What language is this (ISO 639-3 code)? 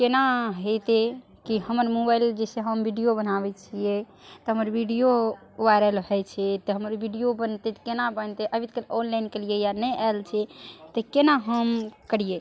mai